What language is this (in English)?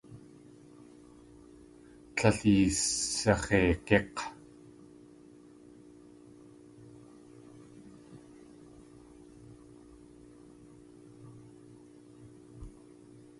Tlingit